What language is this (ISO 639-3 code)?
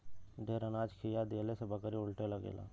bho